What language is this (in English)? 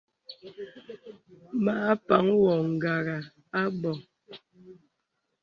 Bebele